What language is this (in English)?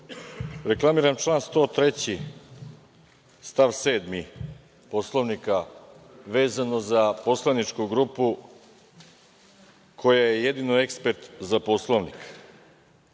Serbian